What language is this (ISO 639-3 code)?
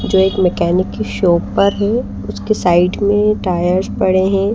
hin